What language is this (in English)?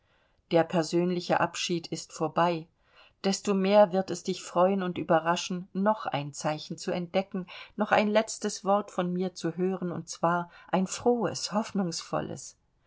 German